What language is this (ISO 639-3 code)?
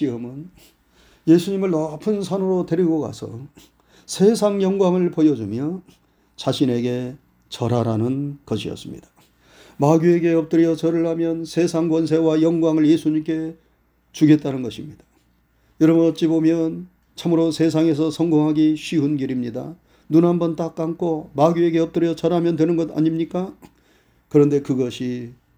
kor